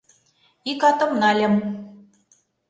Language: Mari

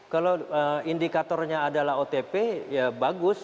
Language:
Indonesian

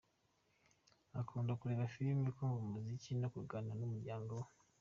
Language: Kinyarwanda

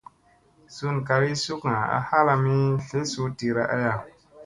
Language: Musey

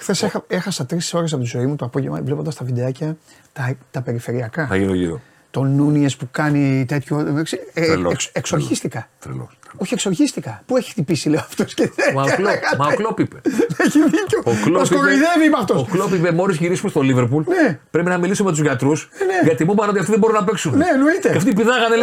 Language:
Greek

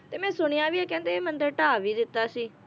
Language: Punjabi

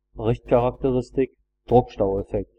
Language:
German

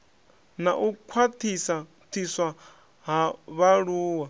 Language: Venda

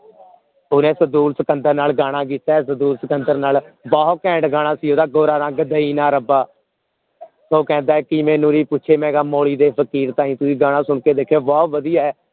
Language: Punjabi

